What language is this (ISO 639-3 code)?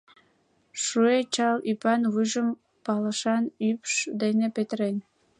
chm